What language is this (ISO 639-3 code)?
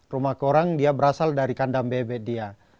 ind